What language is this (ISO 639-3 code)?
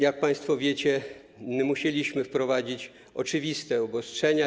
pol